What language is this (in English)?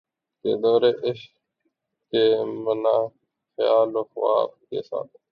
Urdu